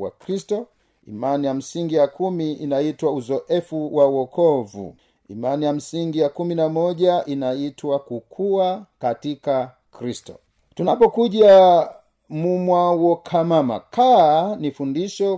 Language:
Swahili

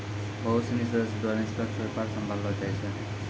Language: Maithili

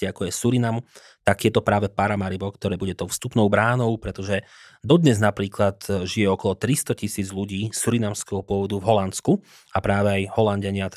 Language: Slovak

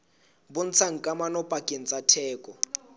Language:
Southern Sotho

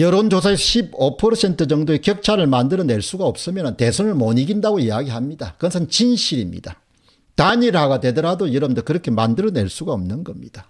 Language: Korean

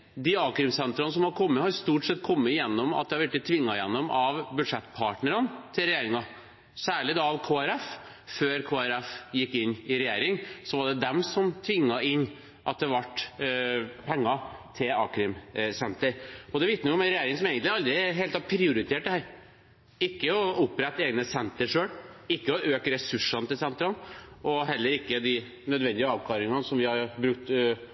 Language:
Norwegian Bokmål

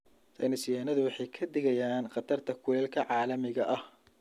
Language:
Somali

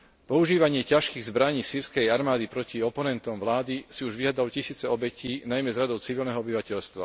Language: Slovak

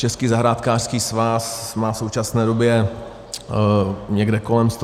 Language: Czech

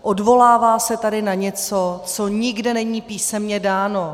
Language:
Czech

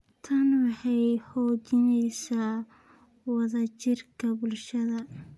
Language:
Somali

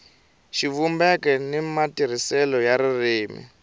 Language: Tsonga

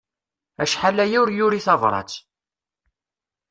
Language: Kabyle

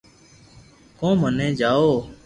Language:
Loarki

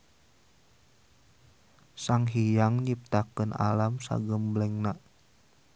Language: Sundanese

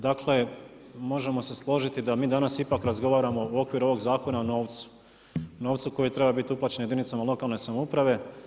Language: Croatian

